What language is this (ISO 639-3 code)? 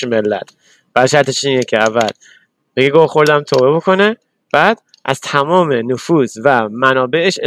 fas